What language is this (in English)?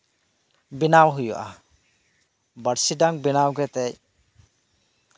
Santali